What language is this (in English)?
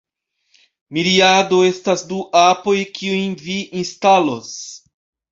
Esperanto